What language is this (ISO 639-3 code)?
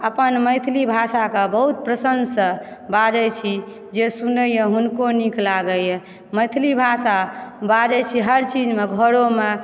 mai